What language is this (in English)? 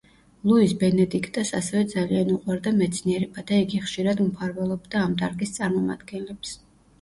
Georgian